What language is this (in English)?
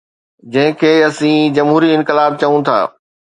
Sindhi